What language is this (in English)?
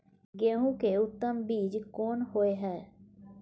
Maithili